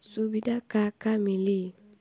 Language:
Bhojpuri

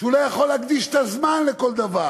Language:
Hebrew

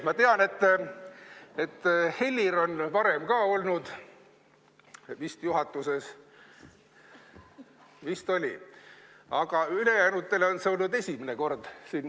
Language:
Estonian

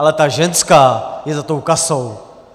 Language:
Czech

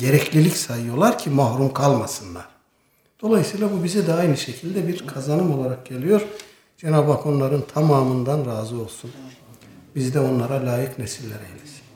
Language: Turkish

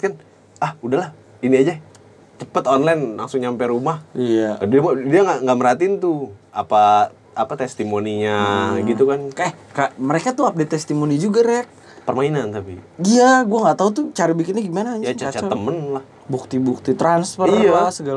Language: Indonesian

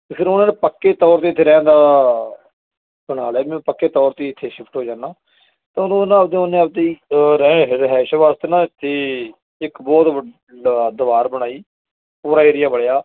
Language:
Punjabi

